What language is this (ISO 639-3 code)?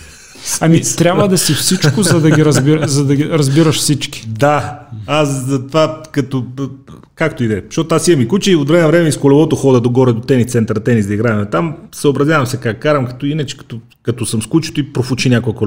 bul